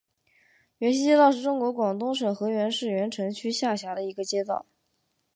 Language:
Chinese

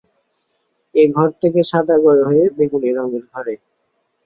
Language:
Bangla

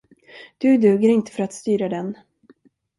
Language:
Swedish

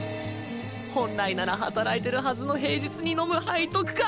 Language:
Japanese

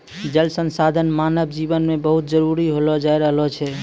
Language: Maithili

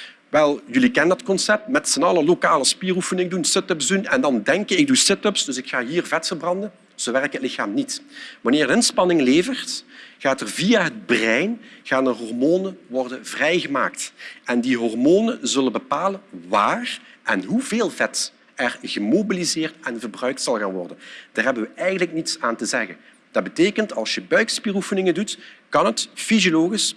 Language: Dutch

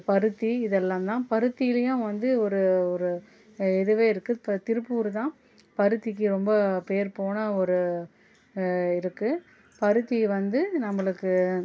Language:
Tamil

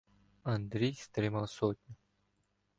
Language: Ukrainian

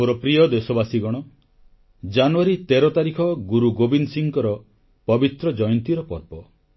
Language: Odia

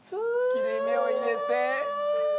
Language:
Japanese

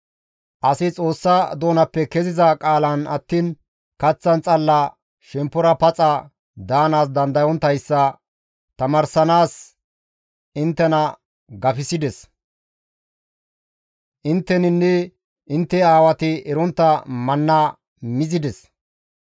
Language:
Gamo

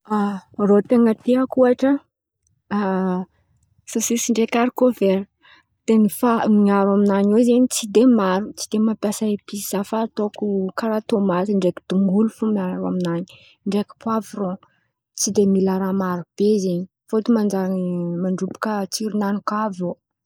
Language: Antankarana Malagasy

